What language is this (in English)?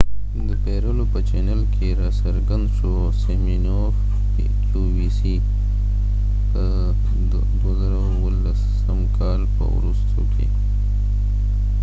Pashto